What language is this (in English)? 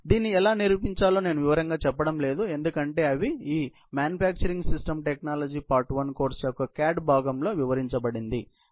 Telugu